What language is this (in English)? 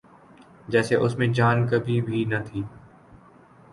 Urdu